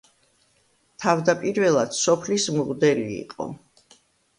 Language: Georgian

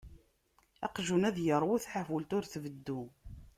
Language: Kabyle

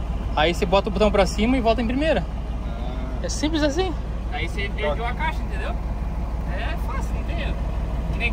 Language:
Portuguese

